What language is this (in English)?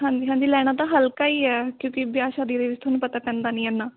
Punjabi